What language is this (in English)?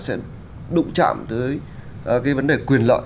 Vietnamese